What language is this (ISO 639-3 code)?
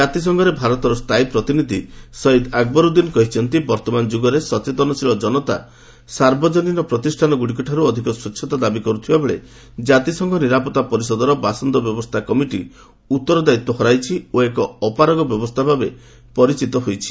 ori